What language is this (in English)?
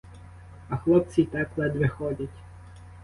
Ukrainian